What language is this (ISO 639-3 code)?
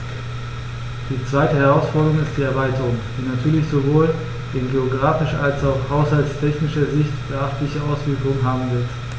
deu